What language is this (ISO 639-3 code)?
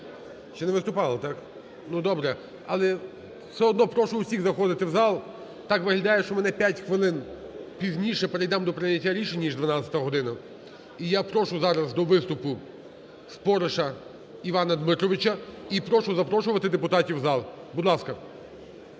ukr